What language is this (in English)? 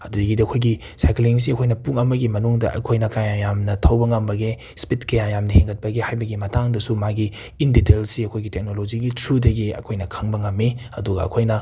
Manipuri